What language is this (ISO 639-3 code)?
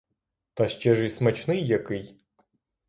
ukr